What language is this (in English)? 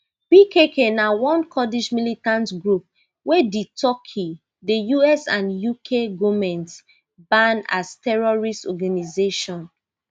Nigerian Pidgin